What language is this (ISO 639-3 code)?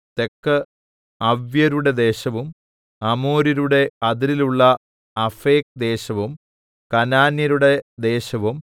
mal